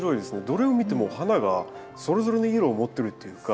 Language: Japanese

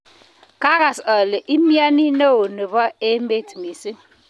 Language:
Kalenjin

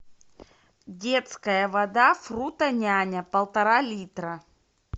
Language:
Russian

